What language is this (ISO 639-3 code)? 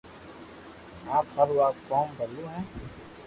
lrk